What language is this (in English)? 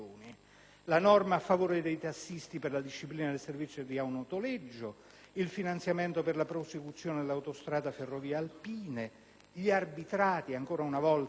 Italian